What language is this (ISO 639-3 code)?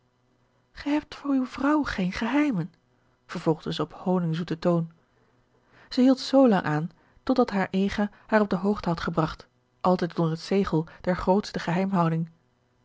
nld